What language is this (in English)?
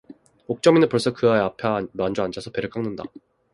Korean